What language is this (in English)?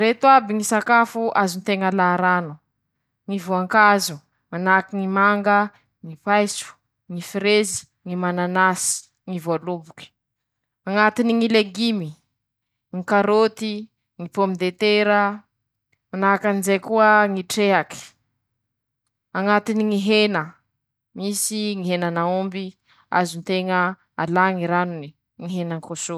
Masikoro Malagasy